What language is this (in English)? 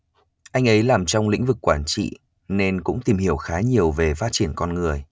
Vietnamese